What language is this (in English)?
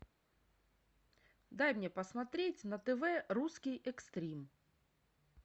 Russian